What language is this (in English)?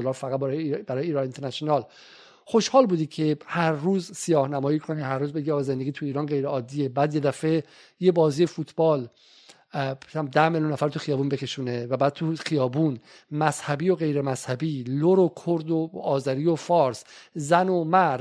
Persian